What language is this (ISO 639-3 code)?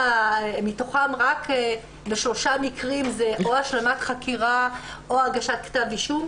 heb